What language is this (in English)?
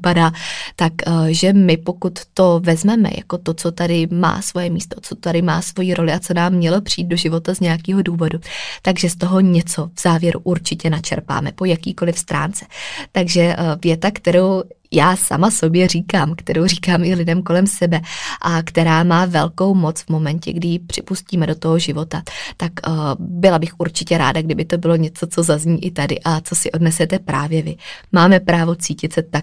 Czech